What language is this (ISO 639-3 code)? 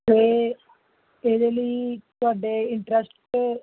pan